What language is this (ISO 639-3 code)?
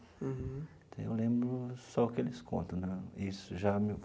por